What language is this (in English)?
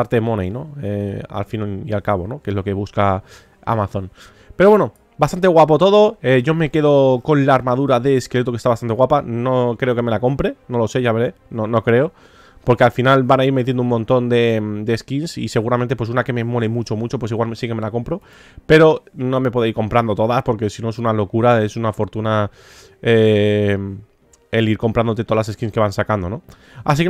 Spanish